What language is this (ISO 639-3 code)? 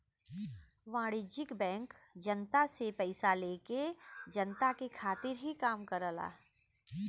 bho